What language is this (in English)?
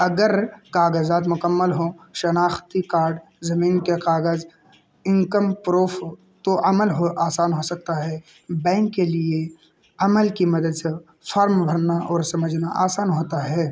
Urdu